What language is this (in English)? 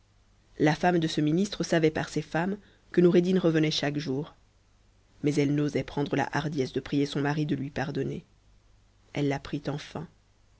French